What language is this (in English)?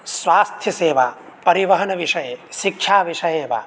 Sanskrit